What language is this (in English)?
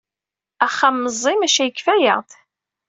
Kabyle